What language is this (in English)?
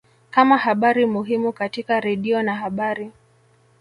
Swahili